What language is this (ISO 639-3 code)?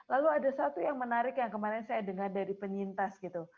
ind